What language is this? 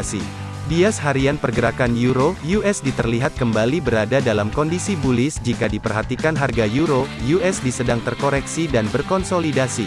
Indonesian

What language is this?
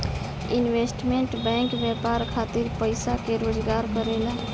Bhojpuri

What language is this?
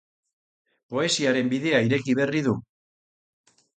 Basque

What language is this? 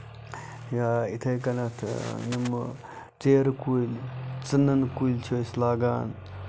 Kashmiri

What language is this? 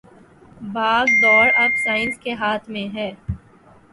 Urdu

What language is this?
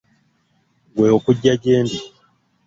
Ganda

